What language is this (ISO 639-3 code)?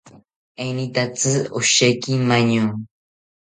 cpy